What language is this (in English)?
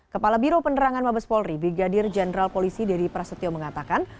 Indonesian